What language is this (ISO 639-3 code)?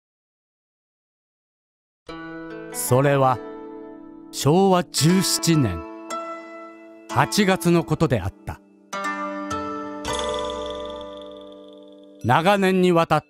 jpn